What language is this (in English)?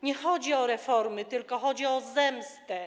Polish